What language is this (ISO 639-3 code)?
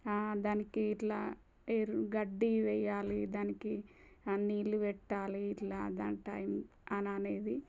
tel